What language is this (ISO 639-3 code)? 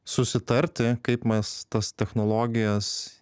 lit